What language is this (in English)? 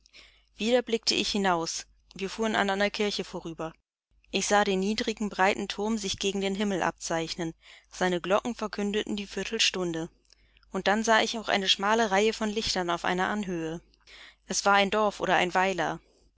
German